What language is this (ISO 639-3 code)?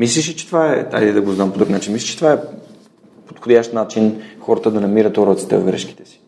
bul